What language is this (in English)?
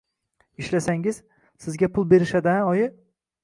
Uzbek